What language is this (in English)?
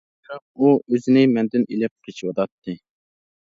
Uyghur